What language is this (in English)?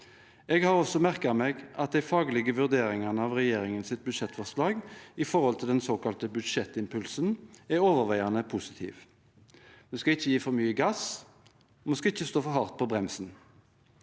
Norwegian